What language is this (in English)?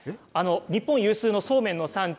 Japanese